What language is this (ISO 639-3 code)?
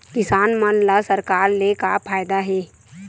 hne